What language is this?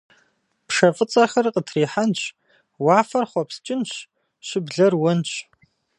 Kabardian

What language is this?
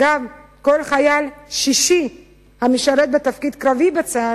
Hebrew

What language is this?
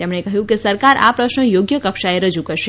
Gujarati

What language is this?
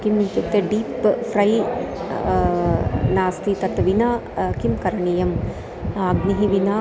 Sanskrit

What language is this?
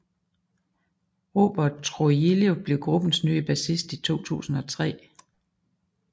Danish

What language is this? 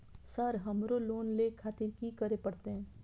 Maithili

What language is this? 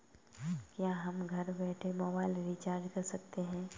Hindi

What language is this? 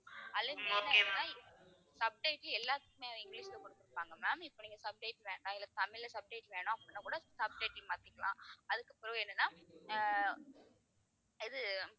Tamil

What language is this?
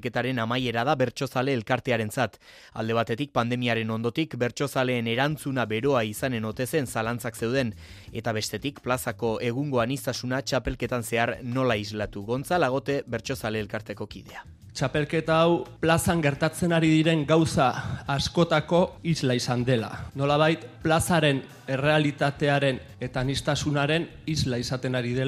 Spanish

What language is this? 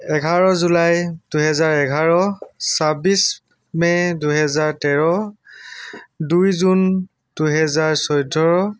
Assamese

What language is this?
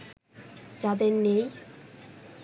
Bangla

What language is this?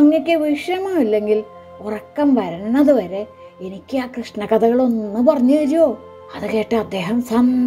Indonesian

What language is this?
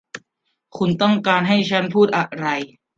Thai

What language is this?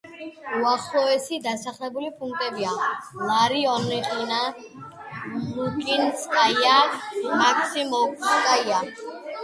Georgian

